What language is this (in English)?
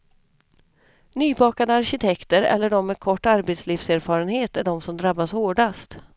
Swedish